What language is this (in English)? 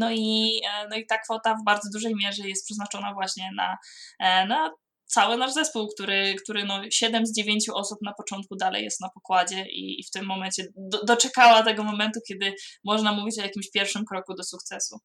Polish